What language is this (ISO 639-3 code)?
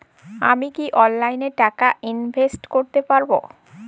ben